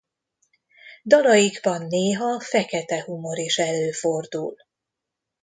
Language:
Hungarian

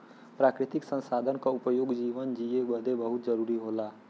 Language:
Bhojpuri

